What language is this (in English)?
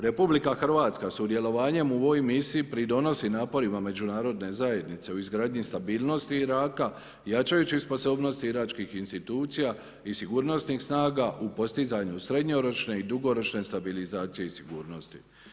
Croatian